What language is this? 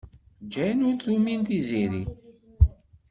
Kabyle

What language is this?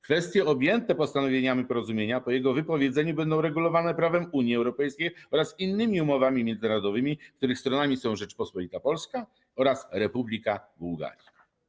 Polish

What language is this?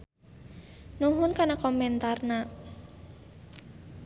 Sundanese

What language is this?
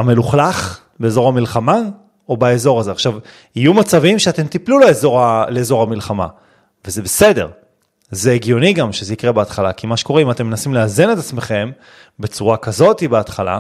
Hebrew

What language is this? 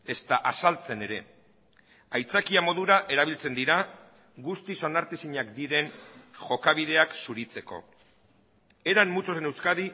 Basque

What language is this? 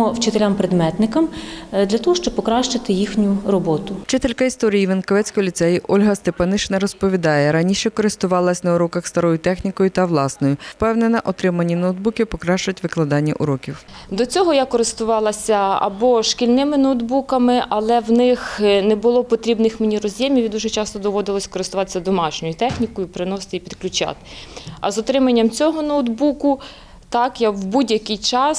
Ukrainian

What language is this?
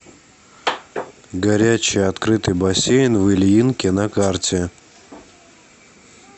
Russian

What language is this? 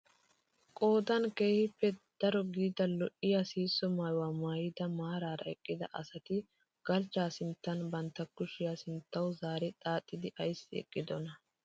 Wolaytta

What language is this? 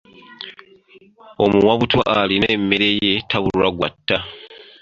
Ganda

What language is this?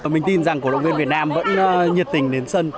Vietnamese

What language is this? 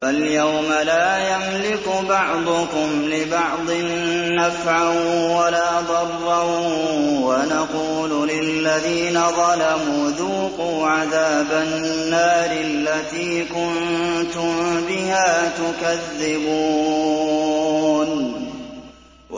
Arabic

